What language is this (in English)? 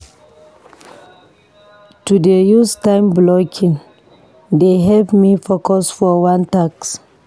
Nigerian Pidgin